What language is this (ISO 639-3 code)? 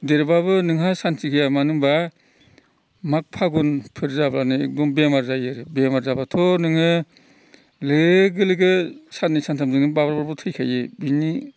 brx